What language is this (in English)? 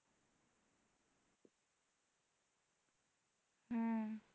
Bangla